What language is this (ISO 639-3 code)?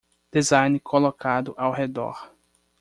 por